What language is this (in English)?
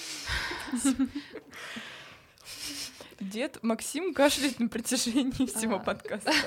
Russian